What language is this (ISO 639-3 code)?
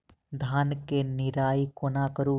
mai